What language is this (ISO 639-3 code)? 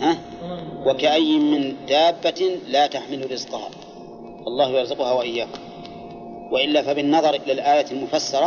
ara